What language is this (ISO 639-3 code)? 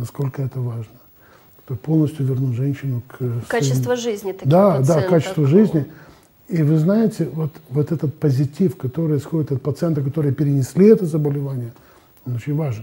rus